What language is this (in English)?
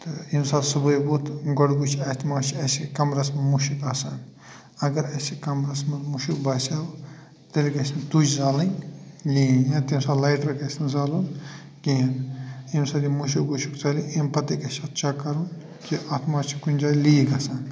Kashmiri